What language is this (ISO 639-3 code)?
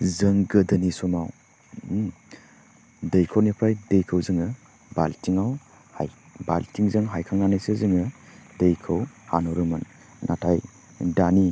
brx